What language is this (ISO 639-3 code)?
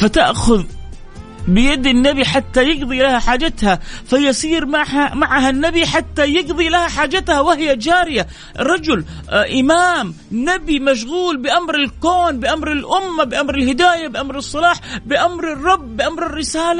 ara